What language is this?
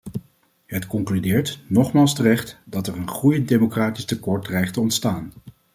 Dutch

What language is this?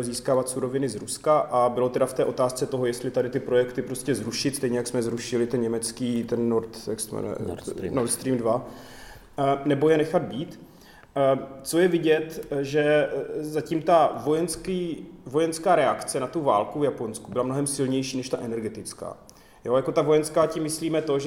Czech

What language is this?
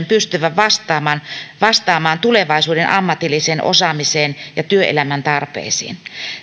Finnish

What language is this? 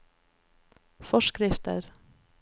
Norwegian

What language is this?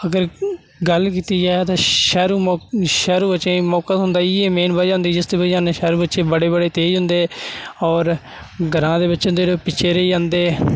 Dogri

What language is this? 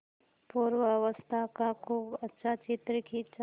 Hindi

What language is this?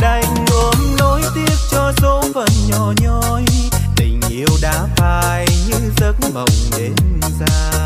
Vietnamese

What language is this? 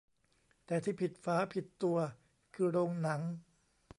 Thai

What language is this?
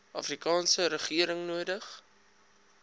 Afrikaans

